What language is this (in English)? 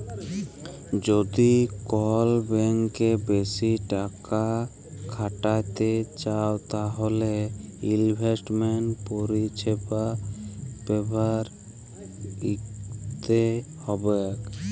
Bangla